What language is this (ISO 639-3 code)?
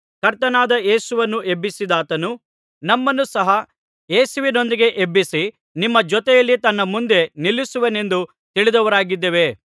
kan